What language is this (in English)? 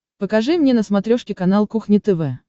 Russian